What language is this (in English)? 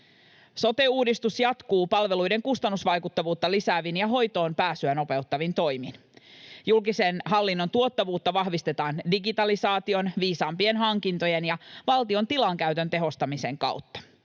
Finnish